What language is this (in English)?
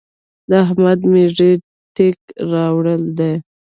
Pashto